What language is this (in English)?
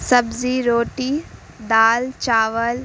Urdu